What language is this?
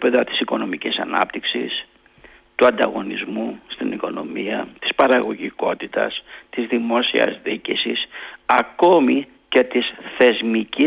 Greek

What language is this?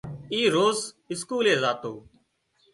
Wadiyara Koli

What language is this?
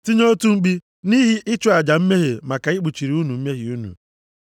Igbo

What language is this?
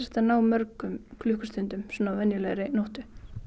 Icelandic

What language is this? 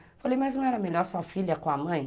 Portuguese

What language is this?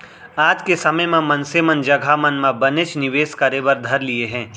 Chhattisgarhi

